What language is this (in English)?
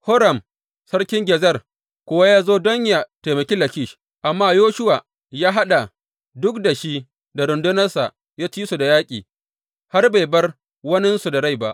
Hausa